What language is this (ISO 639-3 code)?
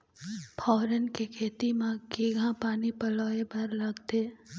hne